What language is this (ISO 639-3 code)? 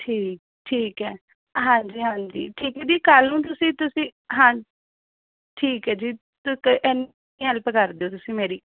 pan